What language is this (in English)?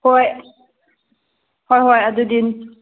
Manipuri